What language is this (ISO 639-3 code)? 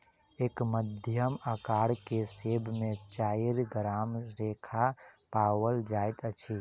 mai